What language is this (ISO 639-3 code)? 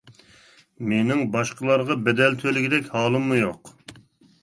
uig